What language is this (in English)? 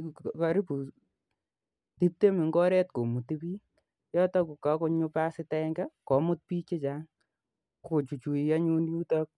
Kalenjin